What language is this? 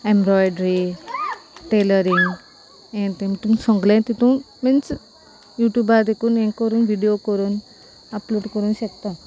Konkani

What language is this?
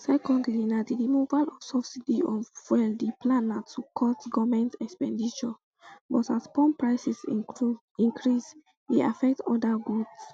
Nigerian Pidgin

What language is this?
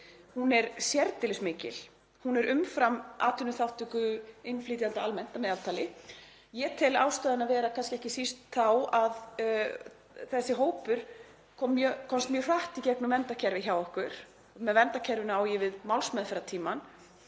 Icelandic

